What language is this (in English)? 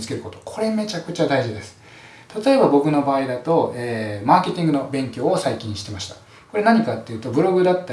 Japanese